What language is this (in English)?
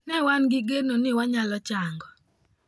Luo (Kenya and Tanzania)